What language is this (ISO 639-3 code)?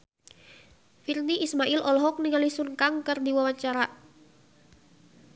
sun